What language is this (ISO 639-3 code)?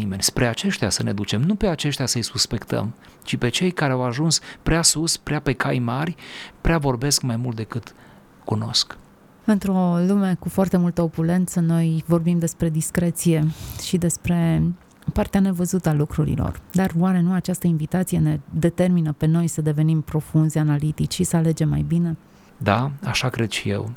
ron